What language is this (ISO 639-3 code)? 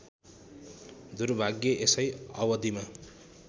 nep